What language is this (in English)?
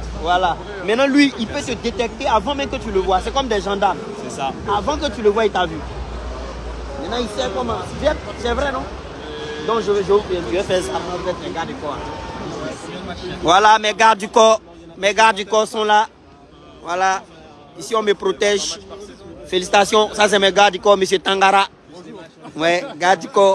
French